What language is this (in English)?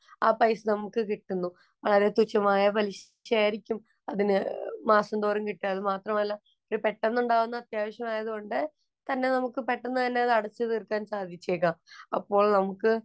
Malayalam